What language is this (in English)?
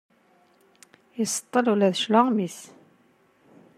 Kabyle